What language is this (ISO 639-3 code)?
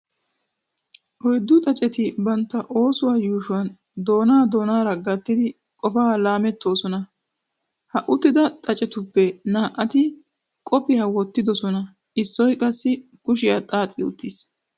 wal